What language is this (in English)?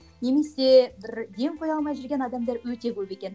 Kazakh